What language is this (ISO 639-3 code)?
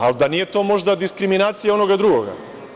srp